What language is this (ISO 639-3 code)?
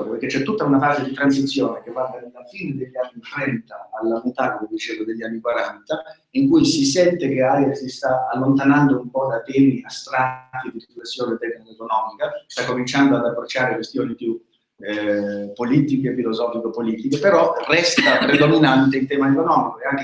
ita